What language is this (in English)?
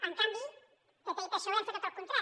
Catalan